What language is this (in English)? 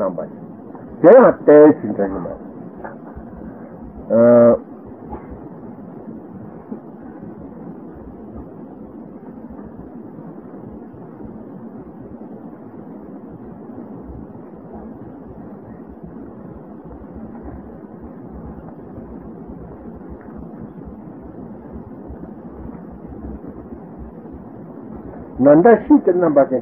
Italian